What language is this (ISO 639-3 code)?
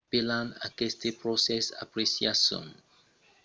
oci